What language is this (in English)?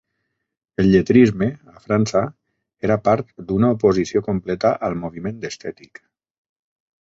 Catalan